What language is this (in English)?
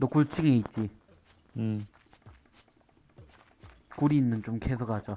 Korean